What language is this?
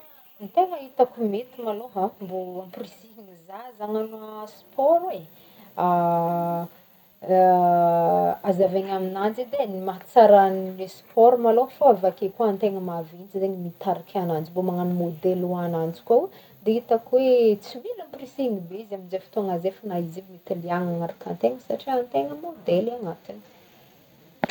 Northern Betsimisaraka Malagasy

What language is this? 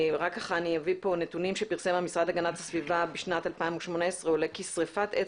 Hebrew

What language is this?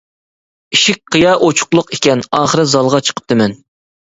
Uyghur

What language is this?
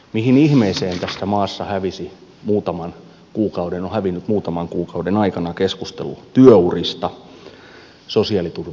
Finnish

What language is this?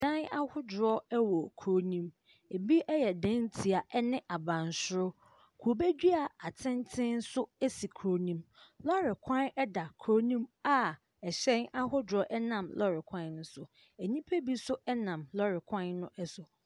Akan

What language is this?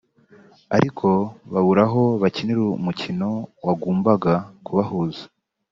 Kinyarwanda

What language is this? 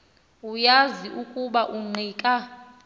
Xhosa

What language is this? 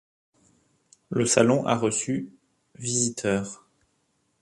French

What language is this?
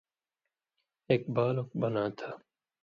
Indus Kohistani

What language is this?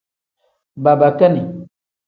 Tem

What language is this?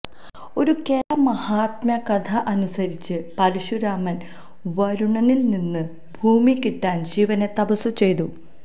Malayalam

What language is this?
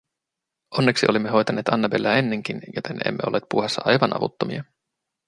Finnish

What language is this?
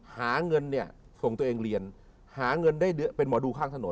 Thai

